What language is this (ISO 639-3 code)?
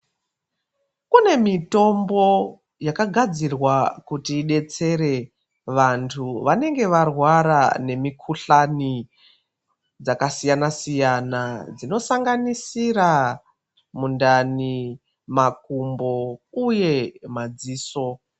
ndc